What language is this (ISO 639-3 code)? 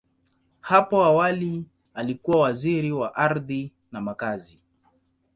swa